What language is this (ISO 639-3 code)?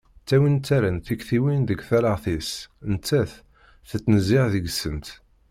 kab